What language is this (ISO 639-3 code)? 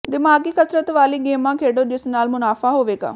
pan